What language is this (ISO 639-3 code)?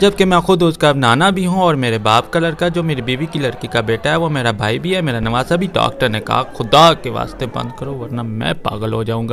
urd